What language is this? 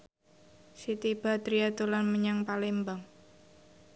Javanese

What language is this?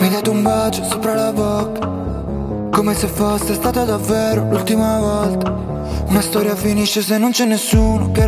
Croatian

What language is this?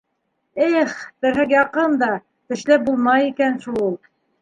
Bashkir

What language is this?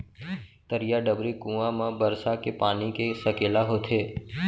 Chhattisgarhi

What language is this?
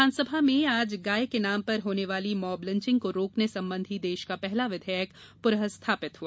Hindi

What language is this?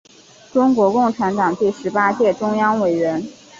Chinese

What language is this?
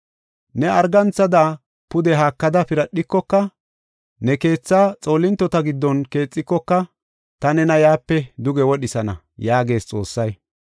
Gofa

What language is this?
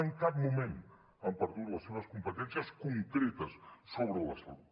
Catalan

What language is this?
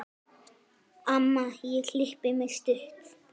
Icelandic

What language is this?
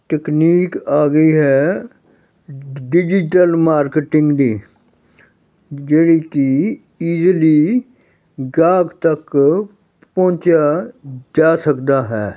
Punjabi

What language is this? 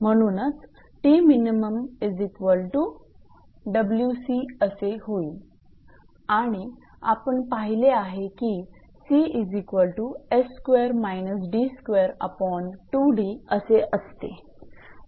Marathi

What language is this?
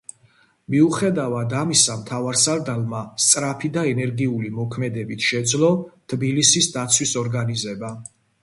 Georgian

